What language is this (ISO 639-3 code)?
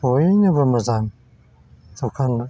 brx